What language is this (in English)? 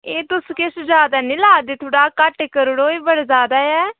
Dogri